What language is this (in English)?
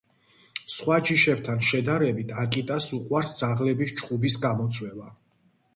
Georgian